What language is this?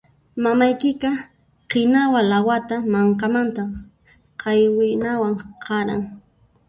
Puno Quechua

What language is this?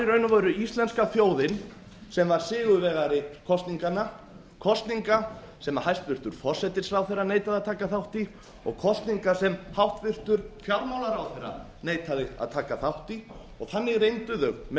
Icelandic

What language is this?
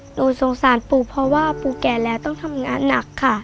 Thai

